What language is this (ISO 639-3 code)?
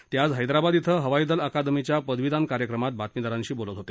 mar